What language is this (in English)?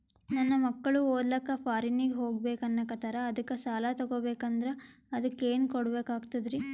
Kannada